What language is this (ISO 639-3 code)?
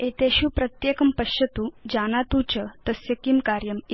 san